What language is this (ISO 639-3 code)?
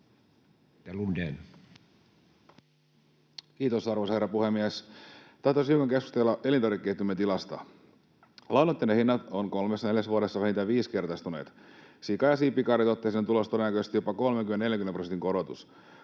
fin